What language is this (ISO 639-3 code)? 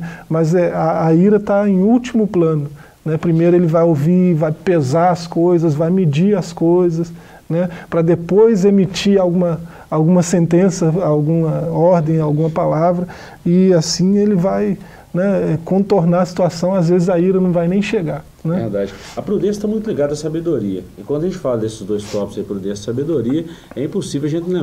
por